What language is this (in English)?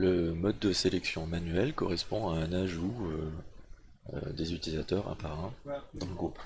French